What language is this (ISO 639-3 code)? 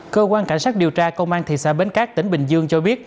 vie